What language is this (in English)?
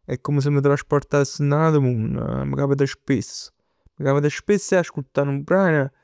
Neapolitan